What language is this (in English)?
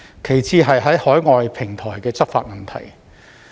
Cantonese